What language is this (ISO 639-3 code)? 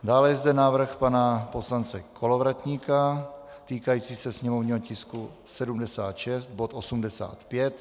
ces